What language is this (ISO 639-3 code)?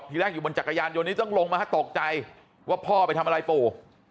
tha